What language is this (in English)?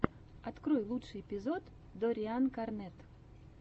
Russian